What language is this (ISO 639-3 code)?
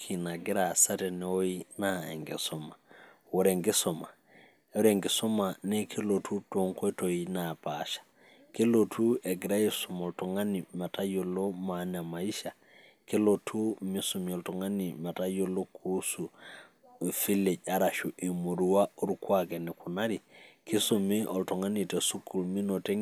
mas